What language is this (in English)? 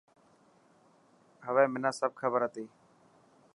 Dhatki